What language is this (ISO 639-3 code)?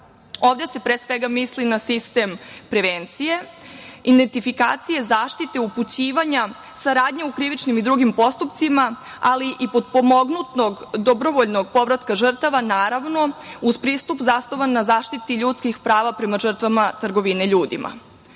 srp